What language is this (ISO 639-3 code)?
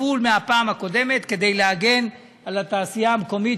heb